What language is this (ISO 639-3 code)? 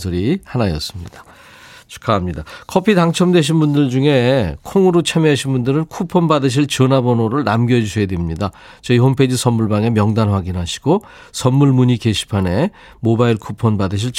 kor